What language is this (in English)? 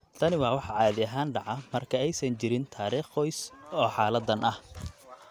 Somali